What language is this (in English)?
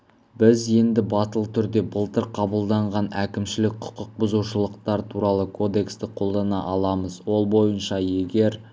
Kazakh